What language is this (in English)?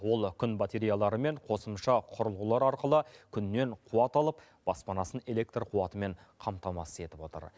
Kazakh